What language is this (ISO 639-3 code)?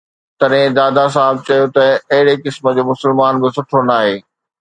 snd